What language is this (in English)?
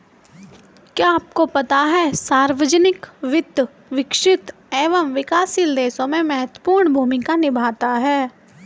Hindi